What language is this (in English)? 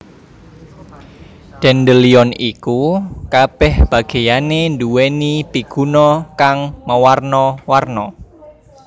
Javanese